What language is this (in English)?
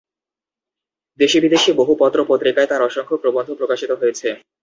Bangla